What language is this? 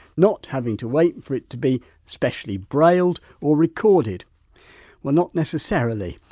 English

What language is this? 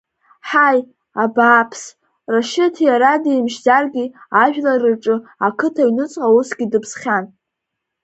Abkhazian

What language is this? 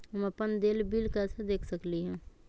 Magahi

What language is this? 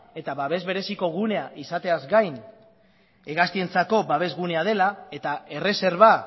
Basque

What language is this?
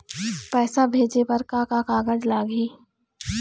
Chhattisgarhi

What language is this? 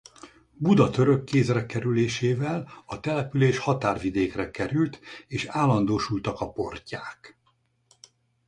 Hungarian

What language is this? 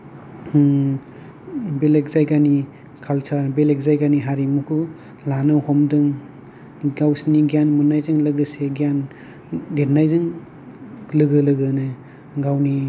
Bodo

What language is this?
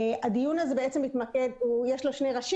Hebrew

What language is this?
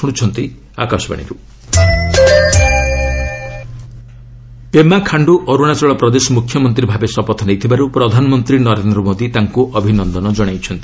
Odia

